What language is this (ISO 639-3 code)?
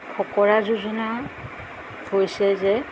asm